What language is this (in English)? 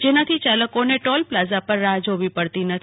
Gujarati